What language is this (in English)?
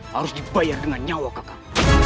Indonesian